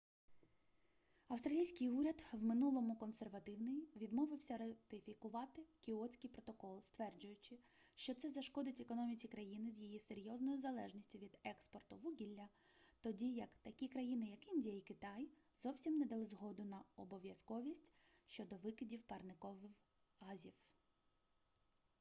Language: Ukrainian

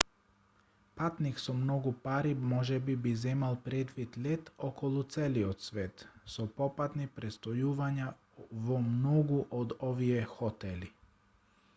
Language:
Macedonian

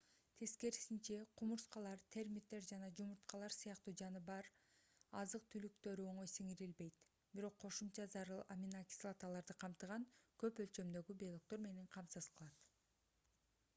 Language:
Kyrgyz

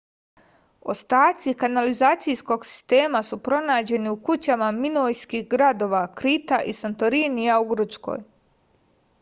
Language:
Serbian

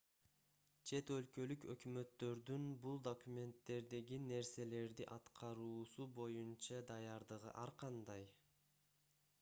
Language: Kyrgyz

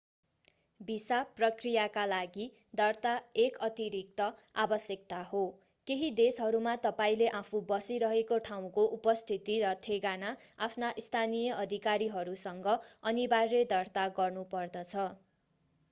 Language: Nepali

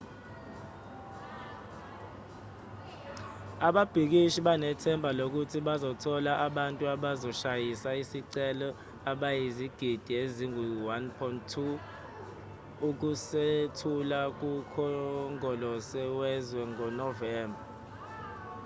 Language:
Zulu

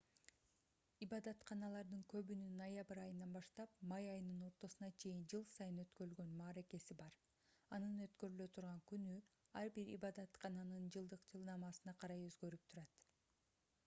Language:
Kyrgyz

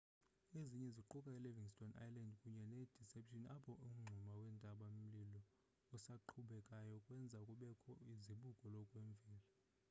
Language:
Xhosa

